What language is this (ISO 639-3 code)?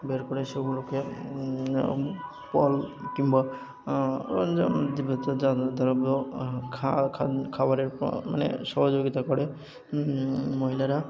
ben